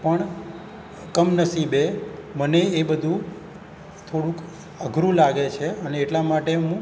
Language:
Gujarati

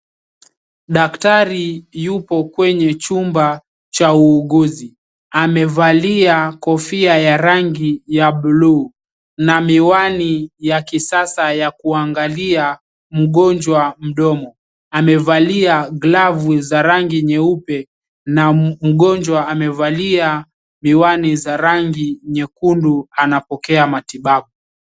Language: Swahili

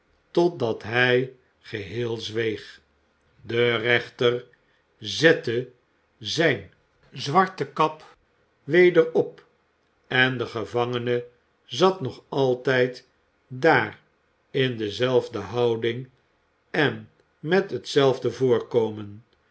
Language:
Dutch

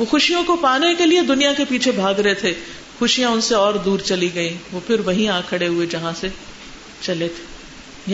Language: Urdu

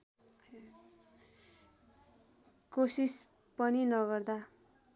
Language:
Nepali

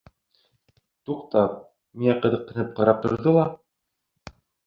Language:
Bashkir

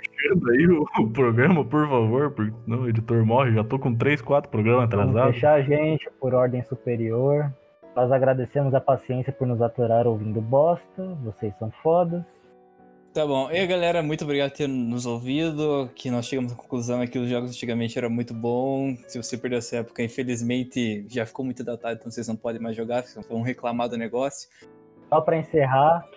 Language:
Portuguese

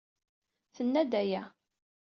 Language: Kabyle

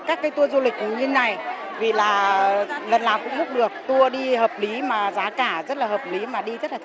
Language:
Vietnamese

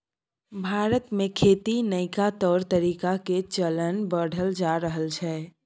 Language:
Maithili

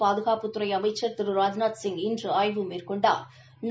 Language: Tamil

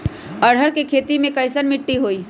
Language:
Magahi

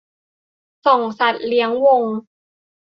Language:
Thai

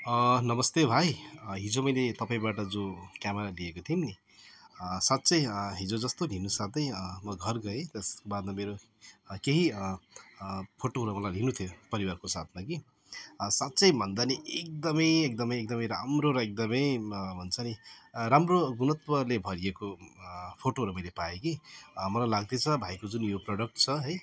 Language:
Nepali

